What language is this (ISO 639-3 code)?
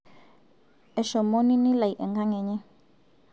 mas